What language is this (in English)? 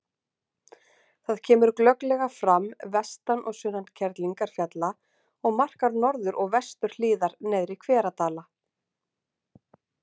Icelandic